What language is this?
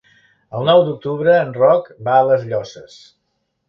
Catalan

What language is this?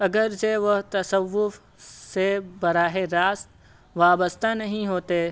Urdu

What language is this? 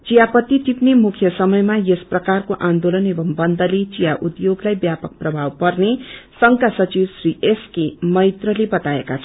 Nepali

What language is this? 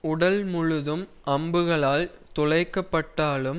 Tamil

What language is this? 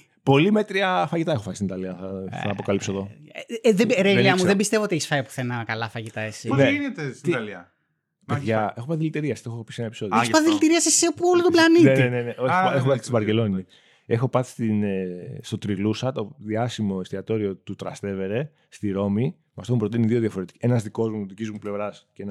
Greek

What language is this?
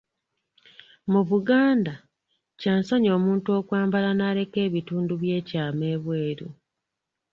Ganda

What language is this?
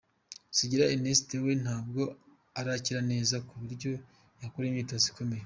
Kinyarwanda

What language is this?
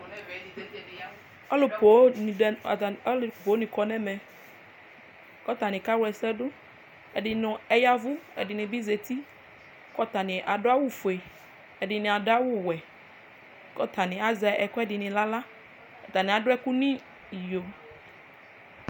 Ikposo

